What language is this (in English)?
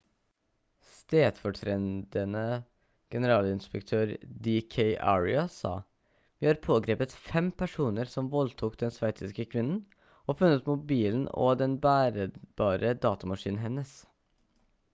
Norwegian Bokmål